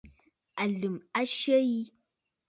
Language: Bafut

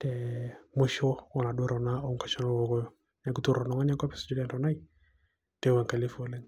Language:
Masai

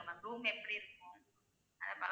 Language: Tamil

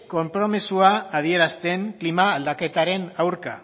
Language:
Basque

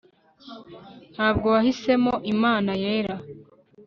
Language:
Kinyarwanda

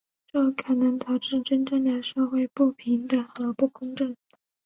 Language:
Chinese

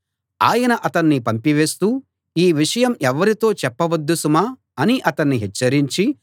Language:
Telugu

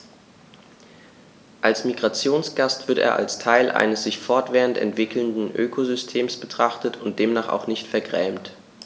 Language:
German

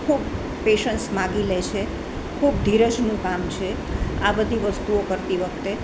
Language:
Gujarati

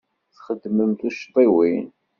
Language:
Kabyle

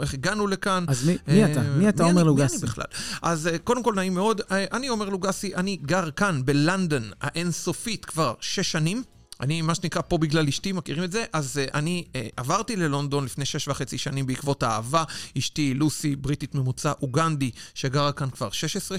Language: Hebrew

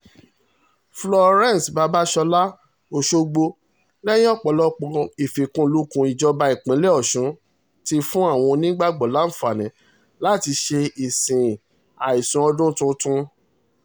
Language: Yoruba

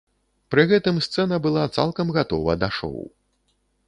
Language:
Belarusian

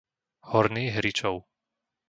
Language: Slovak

